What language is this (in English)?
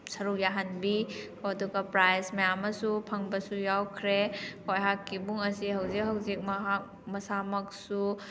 Manipuri